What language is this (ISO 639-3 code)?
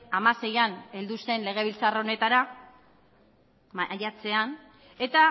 eus